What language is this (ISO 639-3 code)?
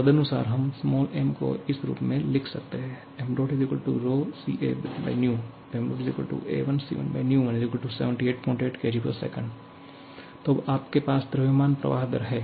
hin